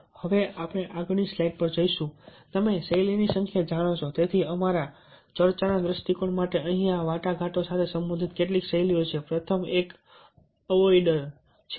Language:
Gujarati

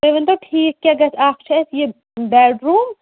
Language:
Kashmiri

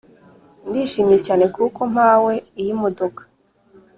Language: Kinyarwanda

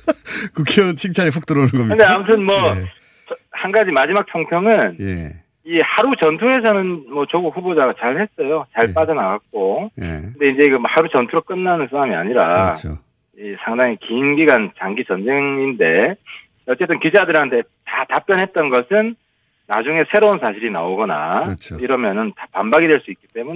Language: Korean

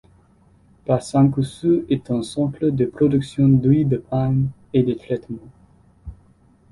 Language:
French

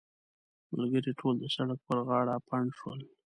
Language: Pashto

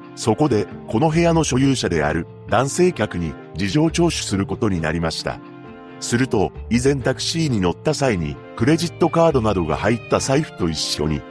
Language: Japanese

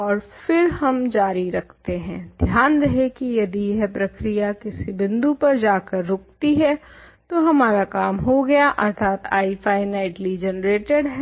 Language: Hindi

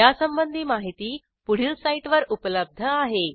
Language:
Marathi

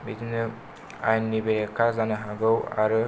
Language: Bodo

